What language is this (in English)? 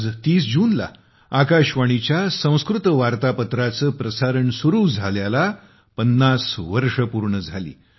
Marathi